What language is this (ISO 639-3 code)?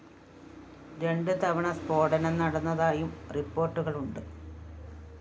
mal